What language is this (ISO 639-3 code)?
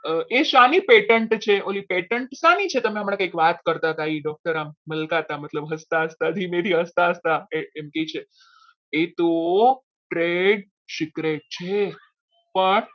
guj